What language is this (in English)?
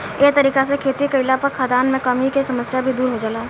Bhojpuri